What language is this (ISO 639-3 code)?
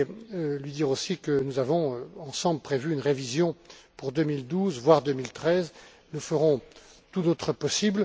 fra